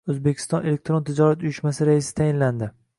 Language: Uzbek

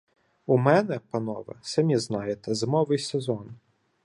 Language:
Ukrainian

